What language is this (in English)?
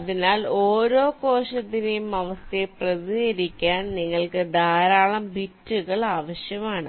Malayalam